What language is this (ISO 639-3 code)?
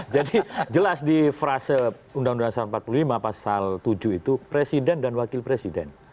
ind